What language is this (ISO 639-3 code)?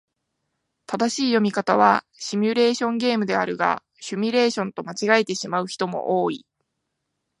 jpn